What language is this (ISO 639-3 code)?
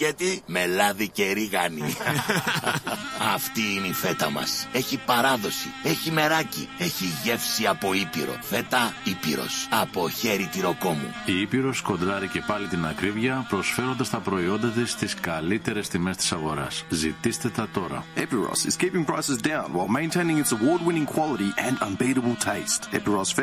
ell